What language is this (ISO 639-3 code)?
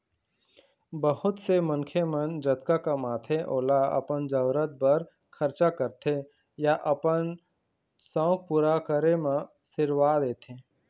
hne